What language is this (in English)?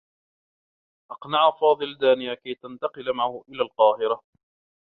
Arabic